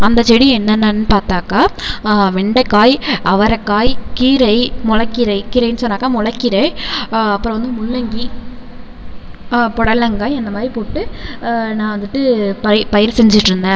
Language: Tamil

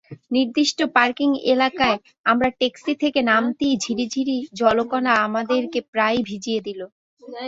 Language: Bangla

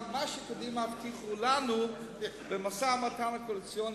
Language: Hebrew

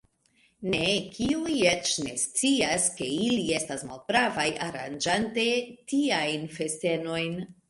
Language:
Esperanto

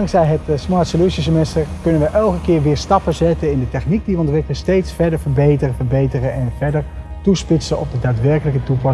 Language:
Dutch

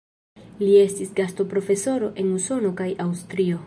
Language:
Esperanto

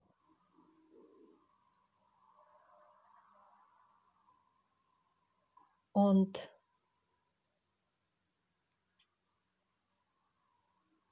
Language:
Russian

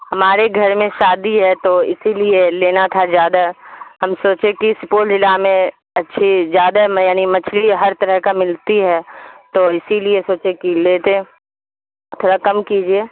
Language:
Urdu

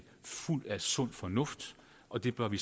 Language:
Danish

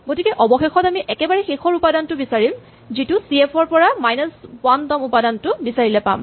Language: Assamese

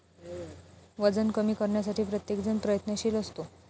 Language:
Marathi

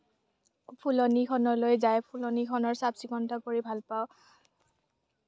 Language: Assamese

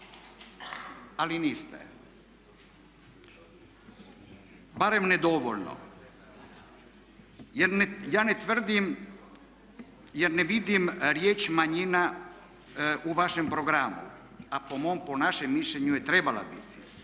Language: Croatian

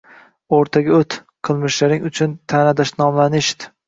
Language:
Uzbek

